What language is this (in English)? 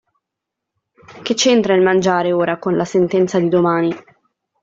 Italian